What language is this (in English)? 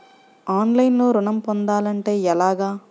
Telugu